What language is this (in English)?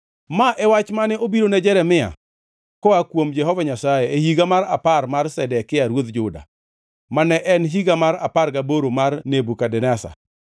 Luo (Kenya and Tanzania)